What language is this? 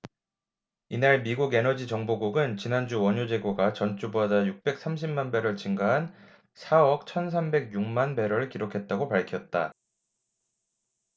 Korean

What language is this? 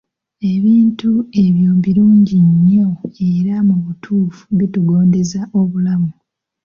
Ganda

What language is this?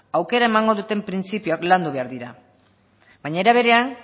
Basque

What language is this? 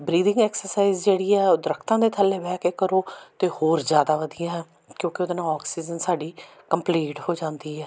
Punjabi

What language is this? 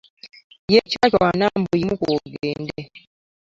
Ganda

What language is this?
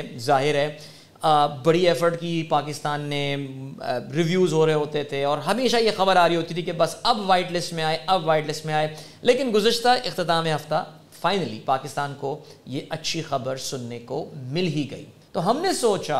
Urdu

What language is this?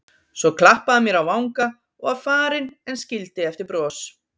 Icelandic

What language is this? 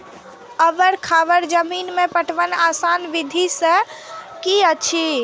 Maithili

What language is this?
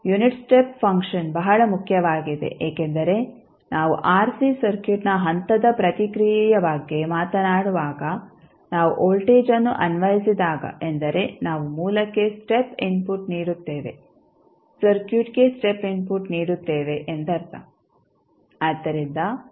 Kannada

